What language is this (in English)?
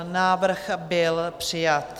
Czech